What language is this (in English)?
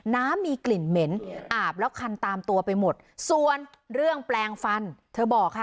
Thai